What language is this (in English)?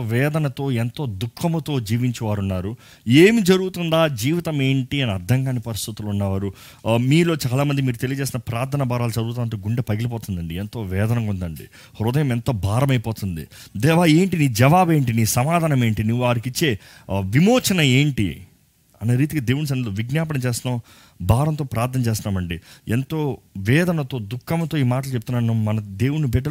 Telugu